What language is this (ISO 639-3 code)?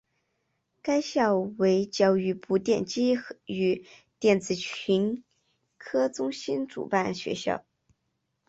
zho